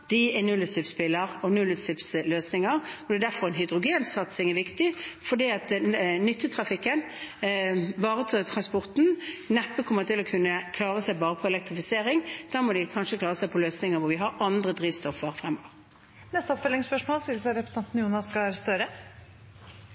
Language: Norwegian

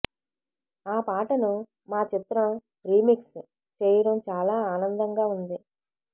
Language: Telugu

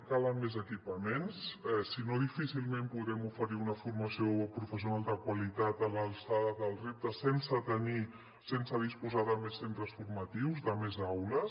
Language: Catalan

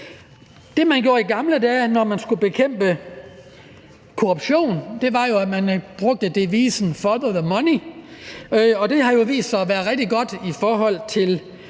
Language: Danish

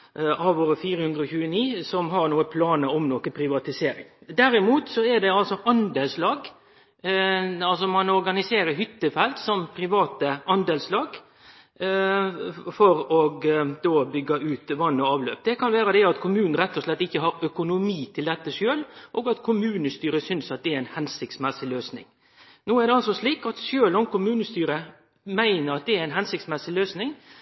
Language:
Norwegian Nynorsk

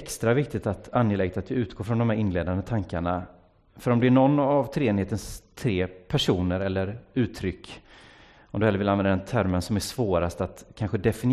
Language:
Swedish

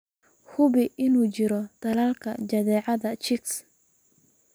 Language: Somali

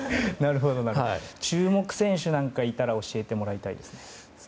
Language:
Japanese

